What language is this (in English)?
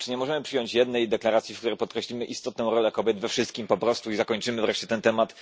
Polish